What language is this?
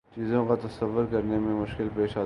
Urdu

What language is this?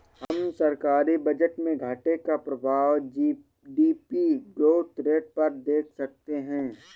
Hindi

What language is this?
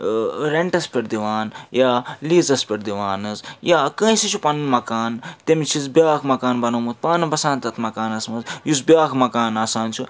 Kashmiri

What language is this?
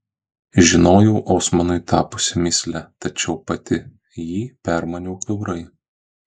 Lithuanian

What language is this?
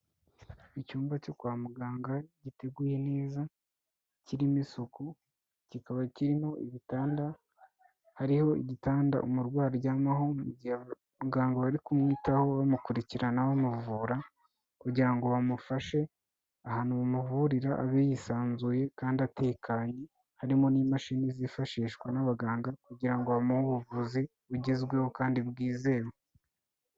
Kinyarwanda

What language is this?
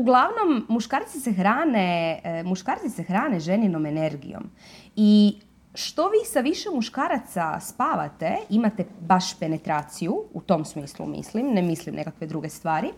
Croatian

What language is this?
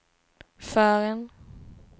Swedish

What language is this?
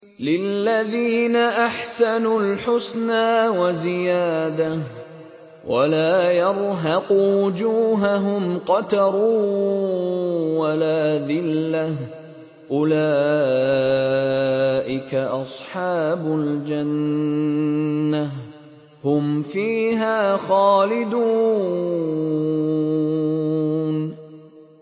Arabic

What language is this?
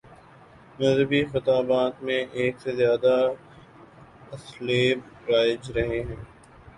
Urdu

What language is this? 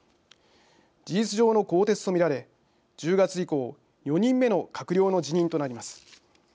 Japanese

